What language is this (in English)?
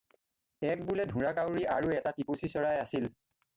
Assamese